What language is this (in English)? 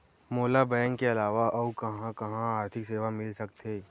Chhattisgarhi